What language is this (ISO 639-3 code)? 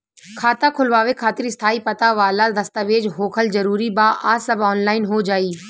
bho